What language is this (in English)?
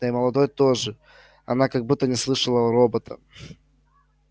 Russian